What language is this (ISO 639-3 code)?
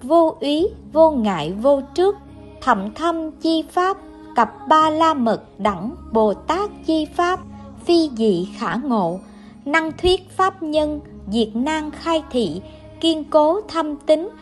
vie